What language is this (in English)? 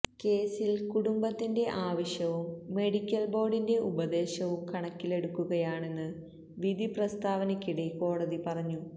Malayalam